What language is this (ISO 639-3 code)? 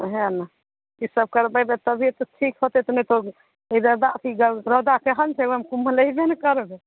mai